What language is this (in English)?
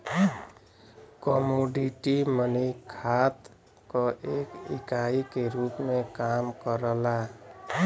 Bhojpuri